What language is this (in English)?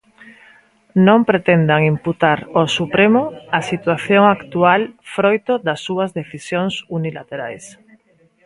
Galician